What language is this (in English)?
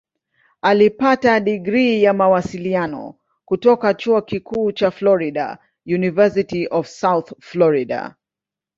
Swahili